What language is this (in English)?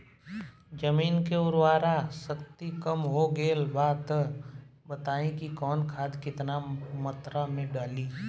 Bhojpuri